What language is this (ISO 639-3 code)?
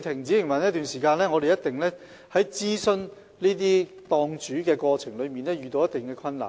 yue